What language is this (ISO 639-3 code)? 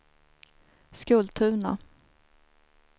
swe